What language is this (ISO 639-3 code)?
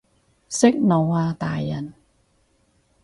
yue